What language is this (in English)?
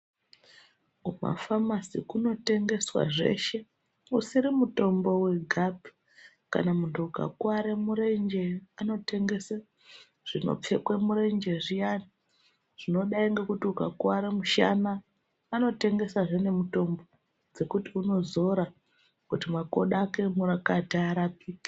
Ndau